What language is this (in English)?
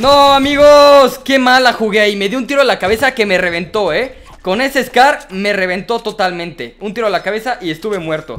Spanish